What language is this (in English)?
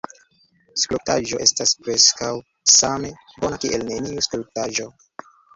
Esperanto